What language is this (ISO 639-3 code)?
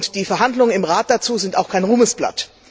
deu